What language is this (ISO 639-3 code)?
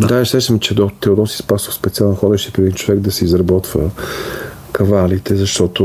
bul